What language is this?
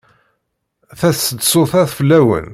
Kabyle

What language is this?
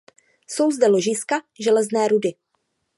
Czech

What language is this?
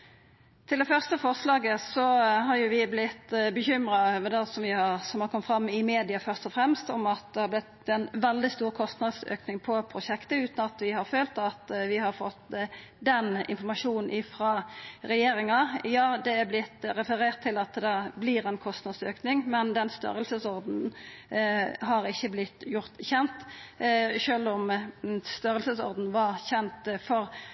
Norwegian Nynorsk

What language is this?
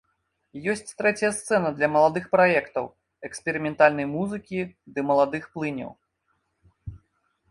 Belarusian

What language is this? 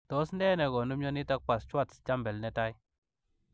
Kalenjin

